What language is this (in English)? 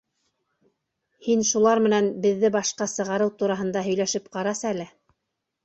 Bashkir